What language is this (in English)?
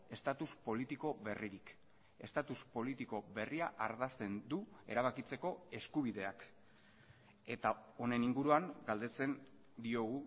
Basque